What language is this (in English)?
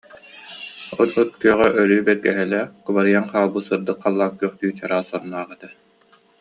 Yakut